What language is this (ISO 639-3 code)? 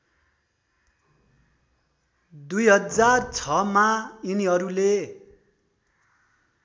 nep